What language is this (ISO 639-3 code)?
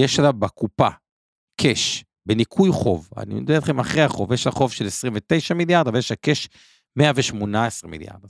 heb